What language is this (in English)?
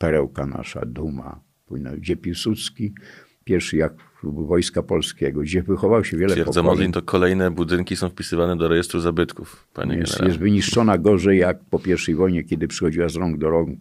Polish